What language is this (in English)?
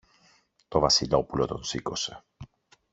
Greek